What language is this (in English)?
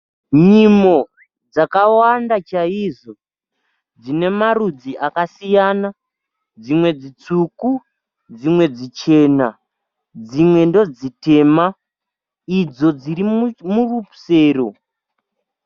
Shona